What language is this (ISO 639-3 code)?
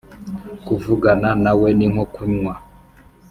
kin